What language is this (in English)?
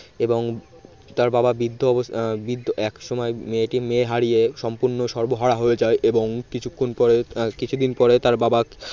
Bangla